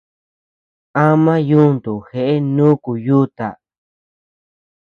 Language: Tepeuxila Cuicatec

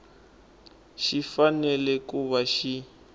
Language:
Tsonga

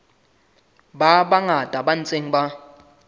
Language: Southern Sotho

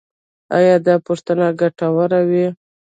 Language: Pashto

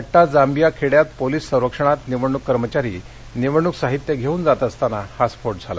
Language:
Marathi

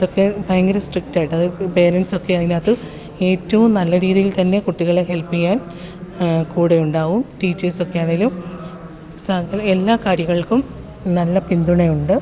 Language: Malayalam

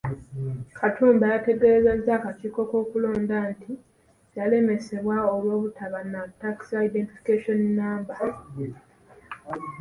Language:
Ganda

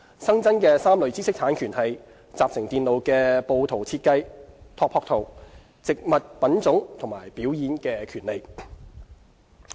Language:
Cantonese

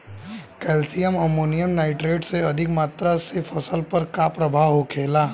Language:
Bhojpuri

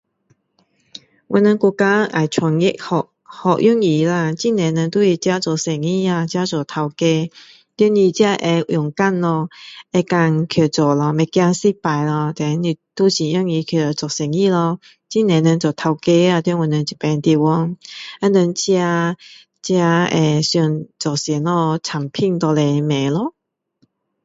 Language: Min Dong Chinese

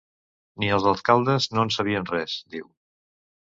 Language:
Catalan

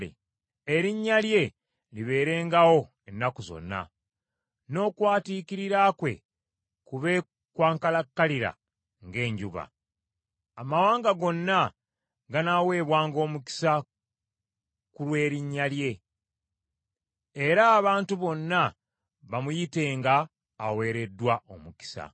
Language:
Ganda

